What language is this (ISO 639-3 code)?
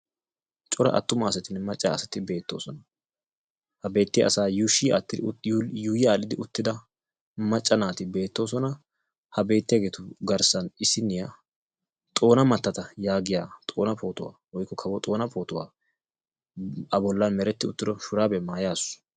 wal